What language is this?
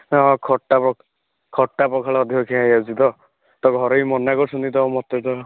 Odia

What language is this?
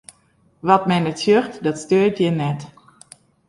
Western Frisian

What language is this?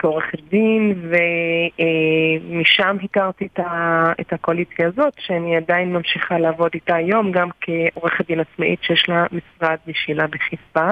Hebrew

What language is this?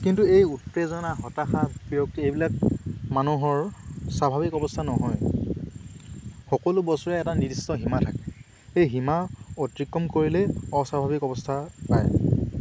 Assamese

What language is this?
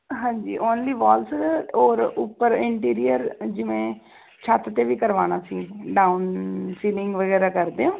Punjabi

